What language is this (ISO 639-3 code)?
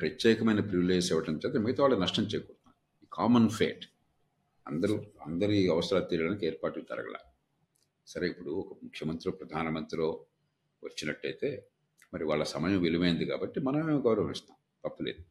tel